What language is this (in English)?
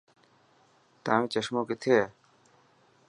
Dhatki